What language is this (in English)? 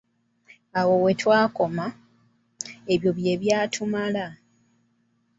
Ganda